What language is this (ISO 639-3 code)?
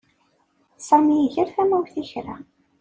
kab